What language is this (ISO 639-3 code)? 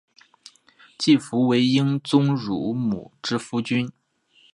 zho